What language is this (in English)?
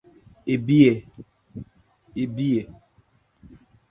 Ebrié